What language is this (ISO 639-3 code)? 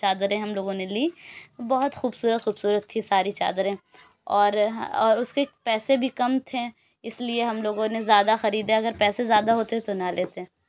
urd